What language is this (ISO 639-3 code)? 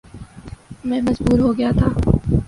urd